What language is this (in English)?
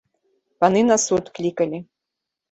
Belarusian